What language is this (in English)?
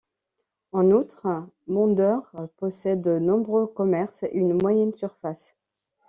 French